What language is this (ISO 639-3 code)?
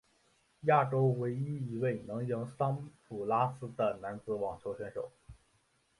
zho